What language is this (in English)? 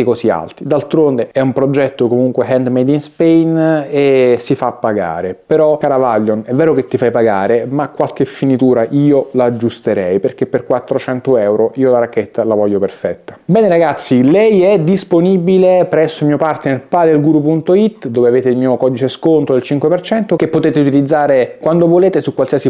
Italian